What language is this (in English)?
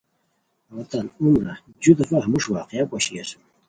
Khowar